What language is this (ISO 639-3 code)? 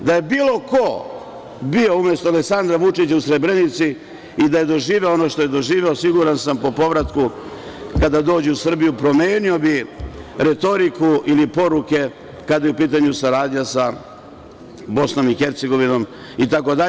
srp